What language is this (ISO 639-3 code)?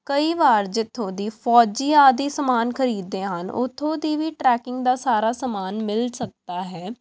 pan